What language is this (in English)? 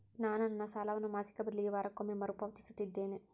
Kannada